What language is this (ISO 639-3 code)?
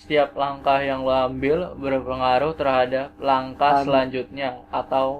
ind